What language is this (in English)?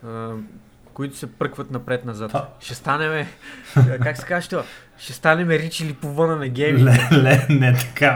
Bulgarian